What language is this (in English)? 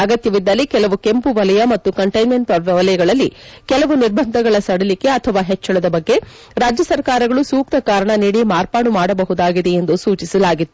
Kannada